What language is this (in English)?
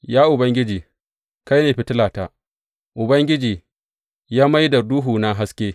Hausa